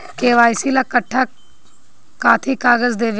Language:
Bhojpuri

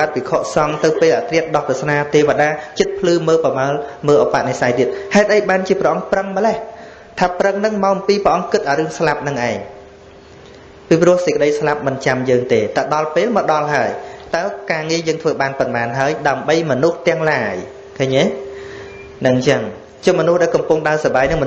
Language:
Vietnamese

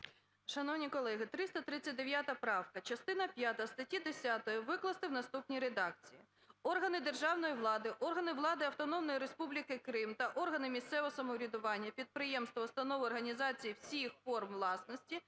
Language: Ukrainian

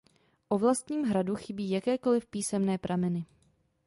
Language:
Czech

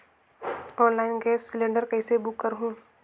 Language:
Chhattisgarhi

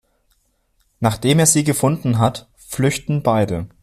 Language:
German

